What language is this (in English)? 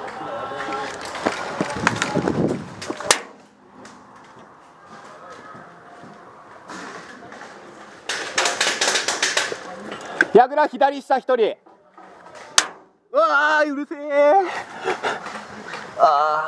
Japanese